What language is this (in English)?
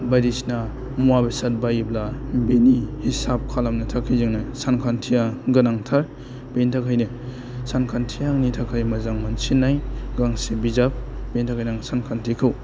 Bodo